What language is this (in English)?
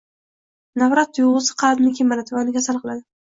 Uzbek